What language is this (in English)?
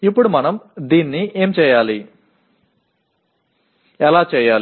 Telugu